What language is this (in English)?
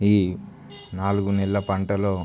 Telugu